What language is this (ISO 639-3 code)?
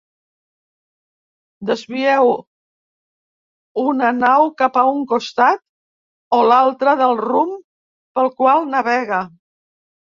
cat